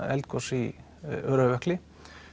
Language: Icelandic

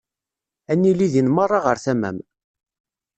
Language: Kabyle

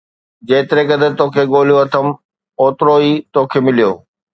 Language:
Sindhi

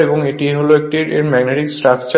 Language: Bangla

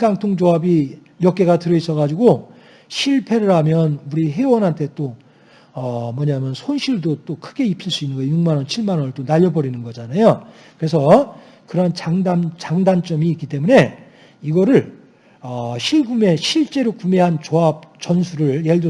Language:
Korean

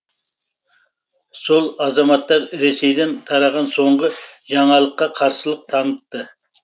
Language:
Kazakh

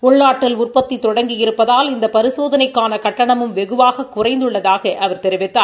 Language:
Tamil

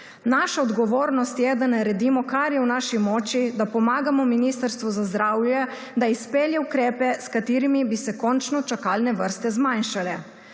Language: Slovenian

